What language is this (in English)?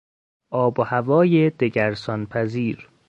Persian